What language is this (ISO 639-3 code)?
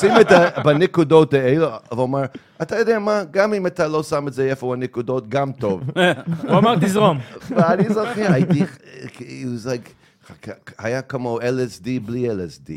heb